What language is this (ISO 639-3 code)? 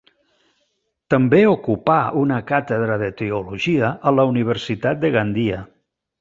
cat